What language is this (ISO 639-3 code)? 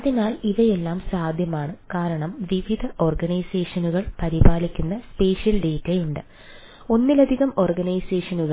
mal